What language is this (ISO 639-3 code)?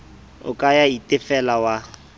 sot